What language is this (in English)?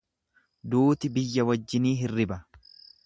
Oromo